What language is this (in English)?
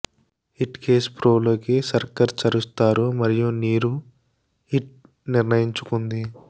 Telugu